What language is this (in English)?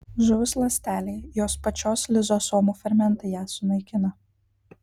Lithuanian